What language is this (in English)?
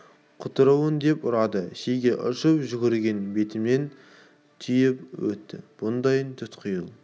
Kazakh